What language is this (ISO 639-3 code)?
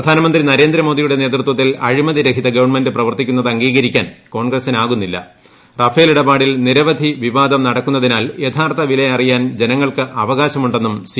mal